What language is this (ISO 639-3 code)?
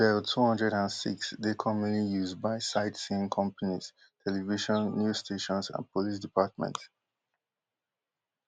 pcm